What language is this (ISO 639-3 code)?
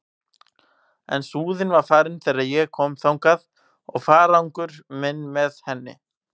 isl